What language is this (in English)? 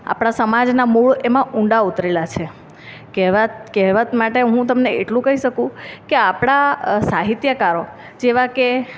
Gujarati